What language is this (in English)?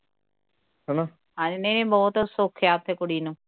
Punjabi